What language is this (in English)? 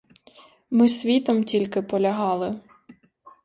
Ukrainian